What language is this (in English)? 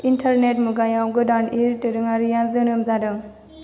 Bodo